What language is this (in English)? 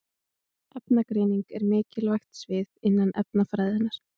Icelandic